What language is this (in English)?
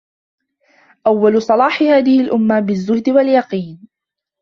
Arabic